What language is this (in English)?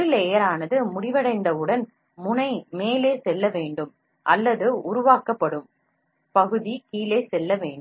Tamil